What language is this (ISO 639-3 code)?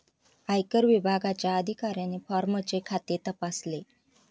mar